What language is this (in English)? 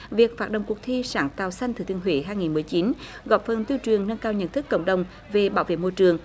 Vietnamese